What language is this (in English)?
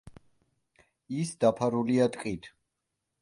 Georgian